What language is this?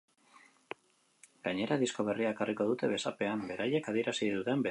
Basque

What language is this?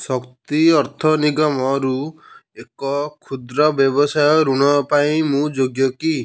Odia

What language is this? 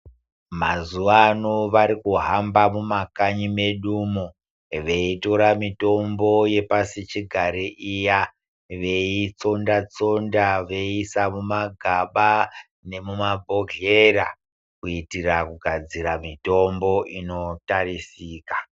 Ndau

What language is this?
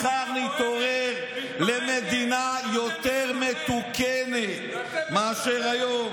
Hebrew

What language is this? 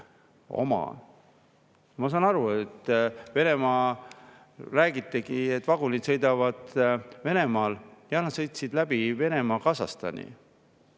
Estonian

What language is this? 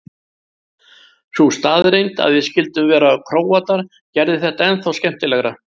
Icelandic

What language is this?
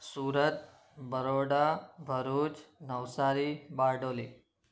Sindhi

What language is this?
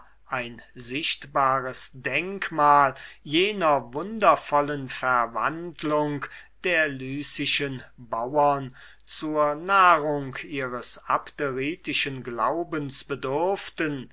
German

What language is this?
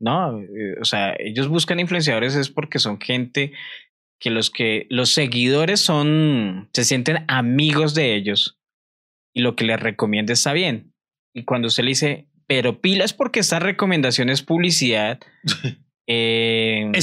Spanish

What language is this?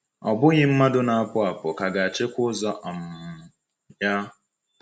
Igbo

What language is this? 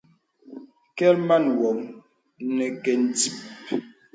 Bebele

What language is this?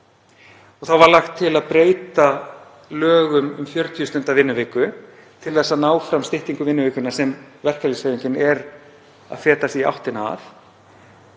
Icelandic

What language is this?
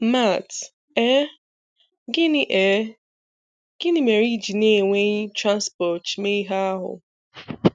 Igbo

